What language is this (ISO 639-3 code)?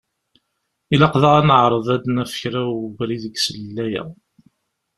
kab